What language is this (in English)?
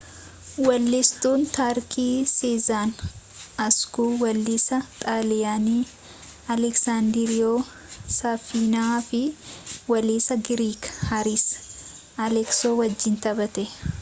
Oromo